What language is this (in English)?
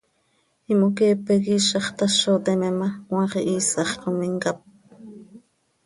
Seri